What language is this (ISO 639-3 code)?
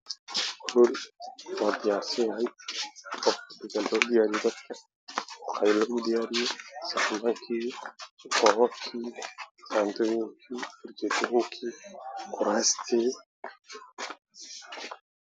som